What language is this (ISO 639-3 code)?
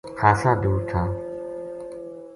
gju